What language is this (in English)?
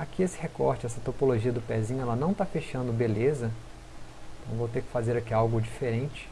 Portuguese